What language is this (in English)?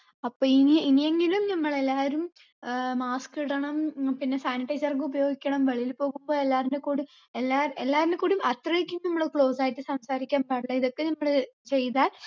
Malayalam